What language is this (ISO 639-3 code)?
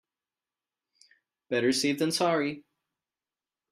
eng